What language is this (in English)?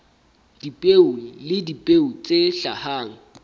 Southern Sotho